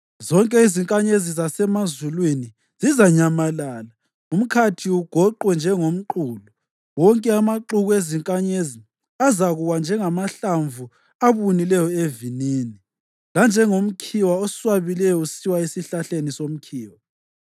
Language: North Ndebele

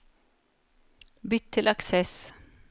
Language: Norwegian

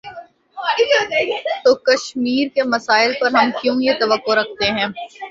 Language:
Urdu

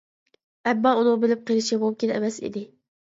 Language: Uyghur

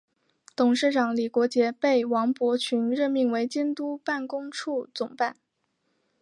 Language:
Chinese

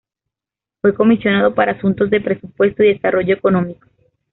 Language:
Spanish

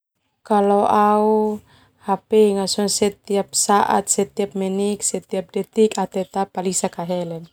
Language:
Termanu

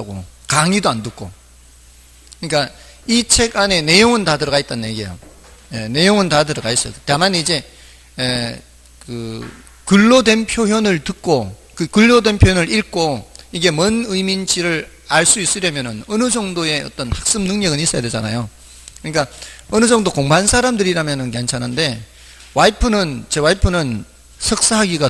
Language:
Korean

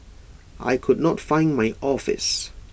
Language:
English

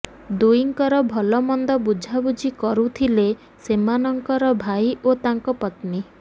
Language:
Odia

